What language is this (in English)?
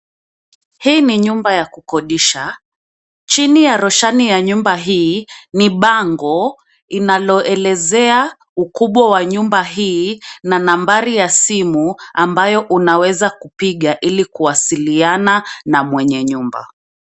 Swahili